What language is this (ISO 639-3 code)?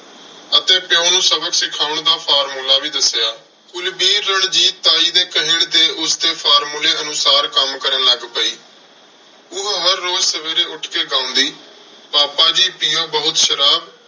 pan